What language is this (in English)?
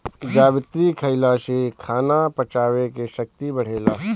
Bhojpuri